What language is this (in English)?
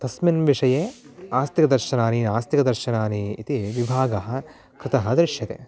Sanskrit